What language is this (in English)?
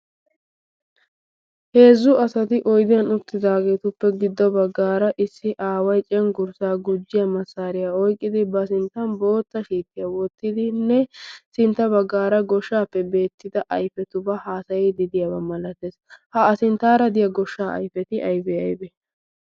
Wolaytta